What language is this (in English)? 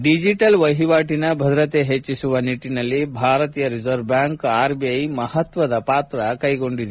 Kannada